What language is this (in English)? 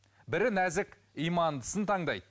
Kazakh